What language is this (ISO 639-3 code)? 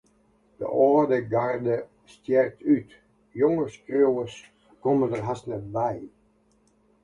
fry